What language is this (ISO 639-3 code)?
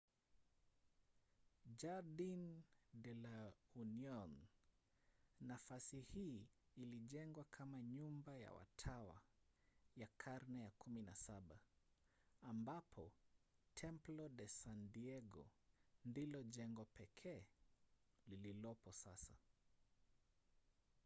swa